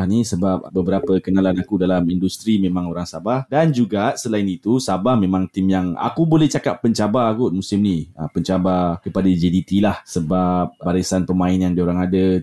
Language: Malay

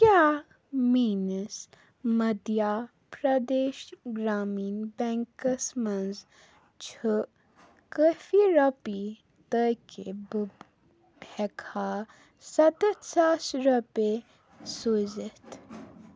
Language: Kashmiri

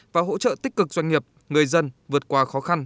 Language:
Vietnamese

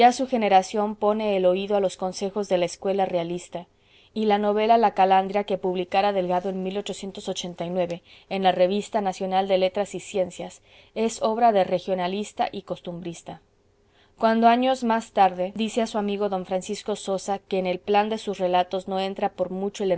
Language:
Spanish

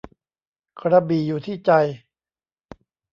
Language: Thai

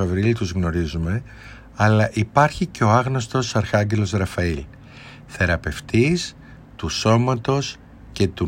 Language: Greek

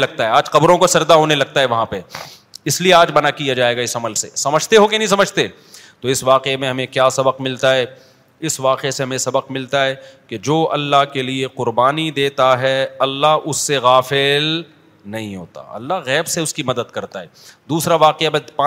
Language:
Urdu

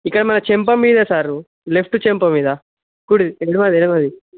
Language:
Telugu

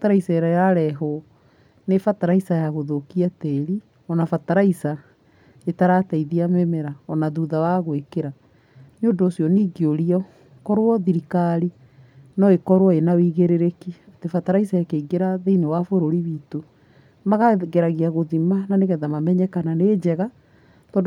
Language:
Kikuyu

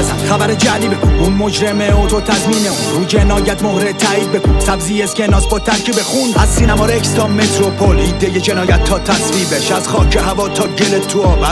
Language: Persian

